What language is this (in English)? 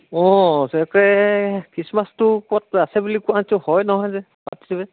Assamese